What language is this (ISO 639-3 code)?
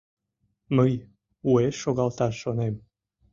chm